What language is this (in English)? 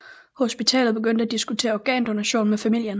Danish